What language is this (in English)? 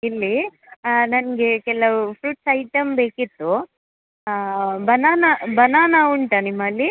Kannada